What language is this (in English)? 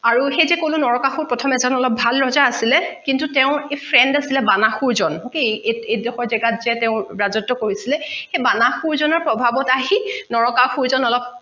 Assamese